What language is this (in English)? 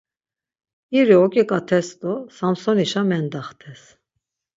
Laz